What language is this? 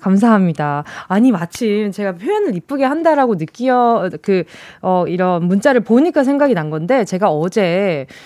Korean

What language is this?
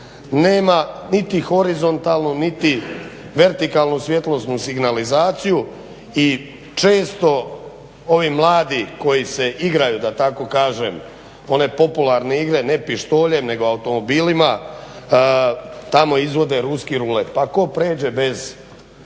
Croatian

